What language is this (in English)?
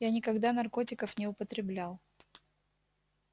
Russian